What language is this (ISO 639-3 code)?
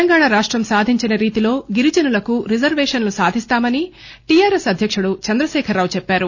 tel